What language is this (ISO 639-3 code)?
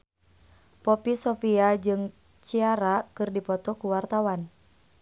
sun